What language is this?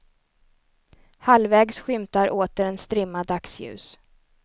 Swedish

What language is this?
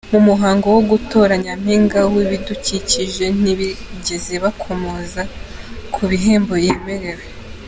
Kinyarwanda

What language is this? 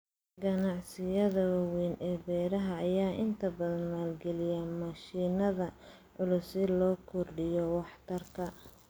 Somali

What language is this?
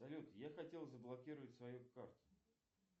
Russian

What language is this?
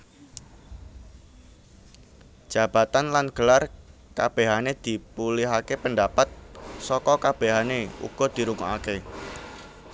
Javanese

